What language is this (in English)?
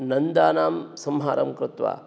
Sanskrit